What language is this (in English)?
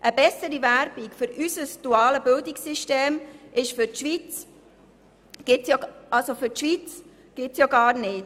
Swiss German